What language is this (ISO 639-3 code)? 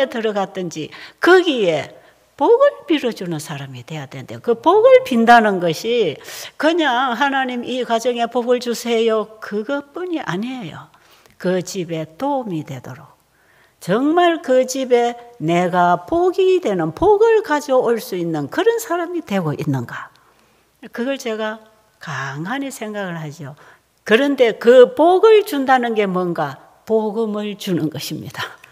kor